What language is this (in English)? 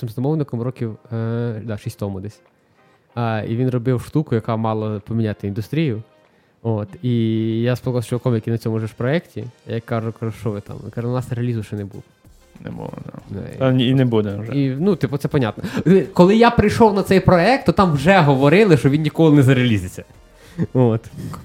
Ukrainian